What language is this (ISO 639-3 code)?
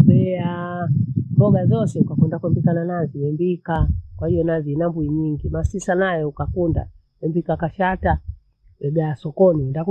bou